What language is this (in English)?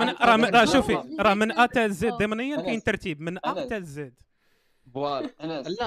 Arabic